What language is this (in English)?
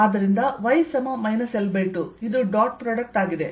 Kannada